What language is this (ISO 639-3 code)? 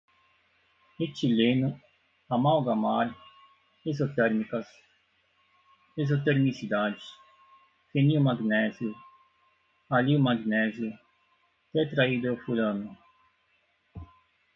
por